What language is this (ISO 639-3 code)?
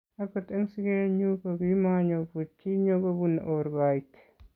kln